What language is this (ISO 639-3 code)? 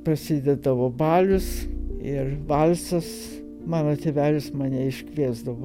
lit